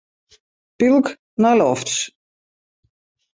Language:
Western Frisian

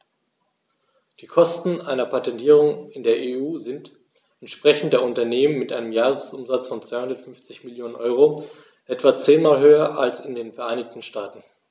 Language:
German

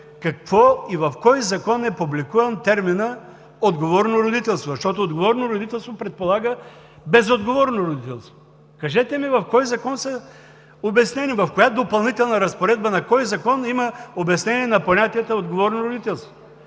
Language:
Bulgarian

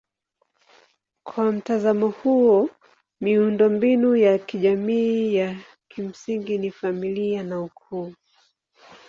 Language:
Swahili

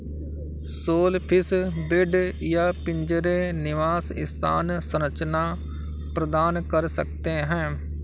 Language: Hindi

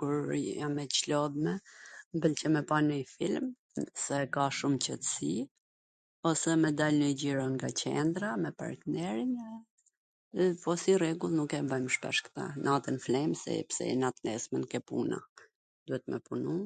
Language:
Gheg Albanian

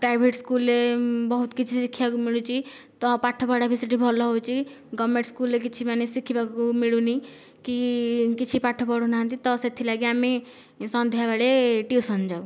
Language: Odia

